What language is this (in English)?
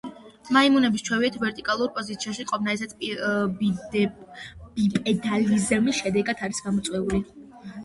Georgian